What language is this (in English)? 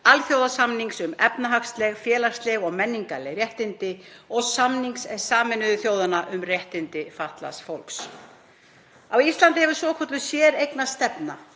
Icelandic